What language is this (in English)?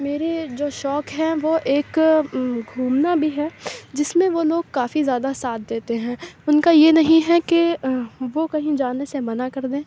Urdu